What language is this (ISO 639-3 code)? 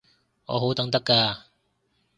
yue